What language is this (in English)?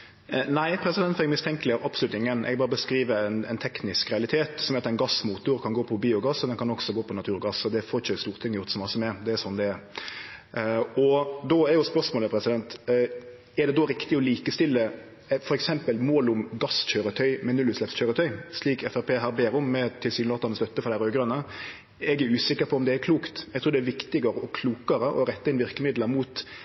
Norwegian